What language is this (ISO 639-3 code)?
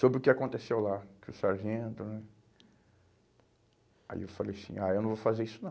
por